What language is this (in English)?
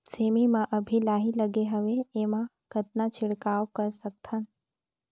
Chhattisgarhi